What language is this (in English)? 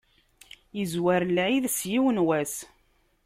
Kabyle